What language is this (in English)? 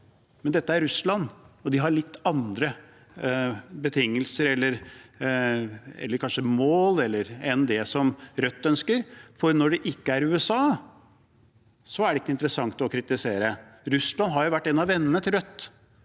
Norwegian